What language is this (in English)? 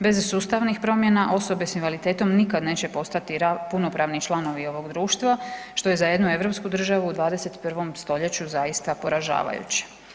Croatian